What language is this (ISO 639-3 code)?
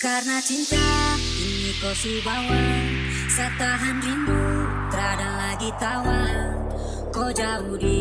msa